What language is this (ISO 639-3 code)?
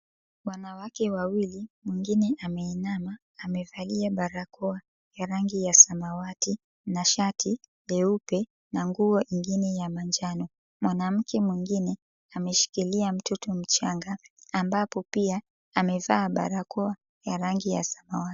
swa